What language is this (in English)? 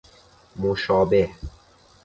Persian